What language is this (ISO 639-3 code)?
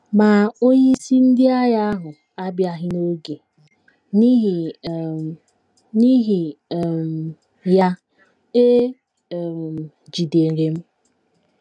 ibo